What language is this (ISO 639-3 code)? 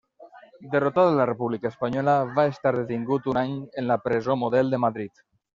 cat